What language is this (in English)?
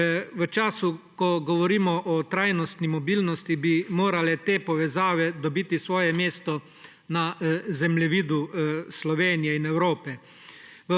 Slovenian